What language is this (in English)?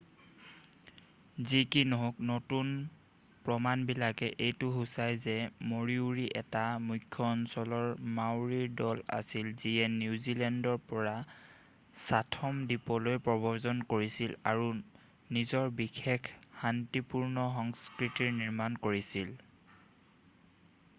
Assamese